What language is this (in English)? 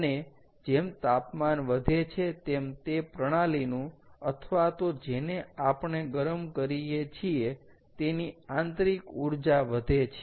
Gujarati